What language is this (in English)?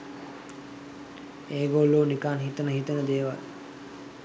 Sinhala